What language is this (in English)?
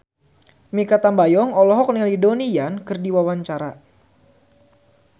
Sundanese